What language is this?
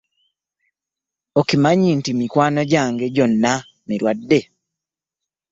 Ganda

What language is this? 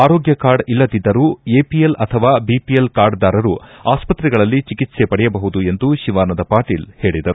Kannada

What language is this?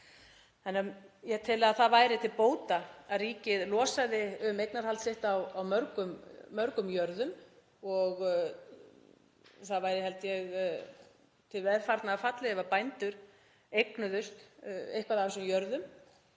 Icelandic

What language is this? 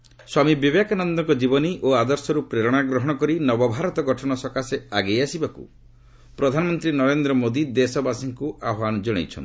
Odia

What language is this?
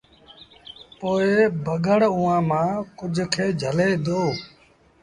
Sindhi Bhil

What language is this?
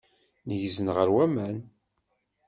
Kabyle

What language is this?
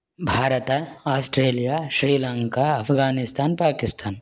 Sanskrit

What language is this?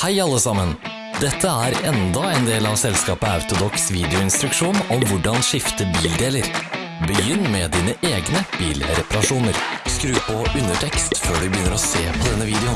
Norwegian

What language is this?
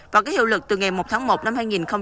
Vietnamese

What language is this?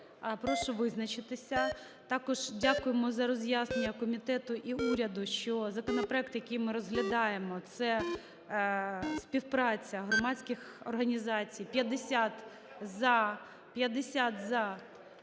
Ukrainian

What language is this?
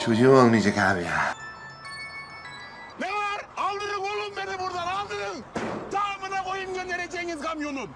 Turkish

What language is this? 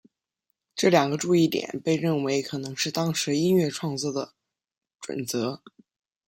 Chinese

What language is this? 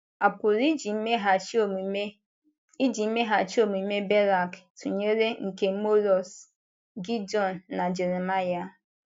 Igbo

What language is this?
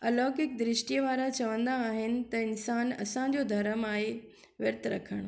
Sindhi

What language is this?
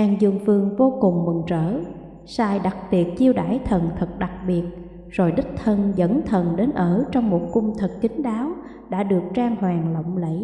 Vietnamese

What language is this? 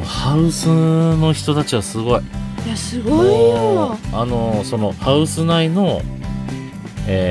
Japanese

